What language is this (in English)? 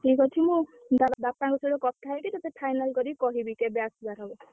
Odia